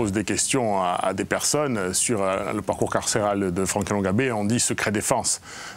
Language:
French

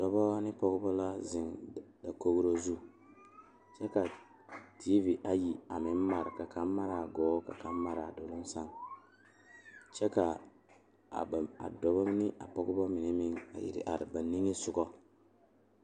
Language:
Southern Dagaare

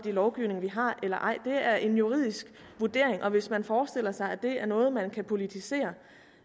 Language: Danish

